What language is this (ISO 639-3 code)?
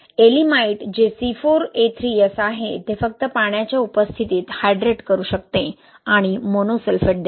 mar